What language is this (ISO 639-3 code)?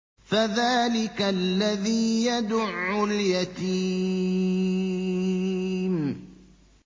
ara